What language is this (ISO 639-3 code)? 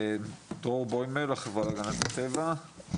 heb